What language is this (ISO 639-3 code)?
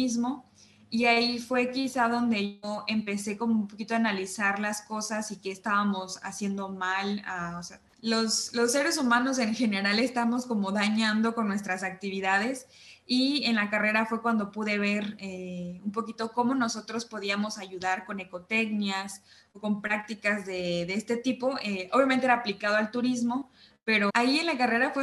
spa